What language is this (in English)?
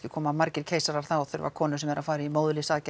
Icelandic